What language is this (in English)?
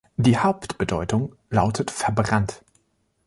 German